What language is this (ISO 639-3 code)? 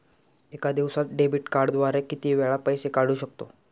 mar